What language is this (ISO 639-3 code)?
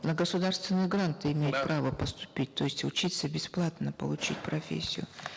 kaz